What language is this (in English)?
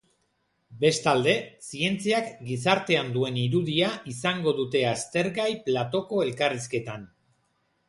Basque